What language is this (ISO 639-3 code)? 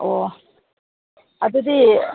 mni